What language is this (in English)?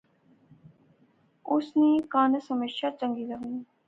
Pahari-Potwari